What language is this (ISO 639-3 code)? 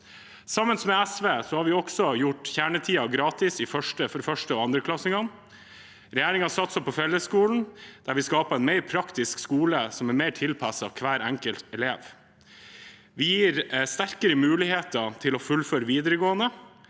nor